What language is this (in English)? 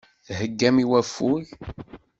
Kabyle